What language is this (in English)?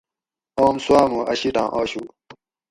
Gawri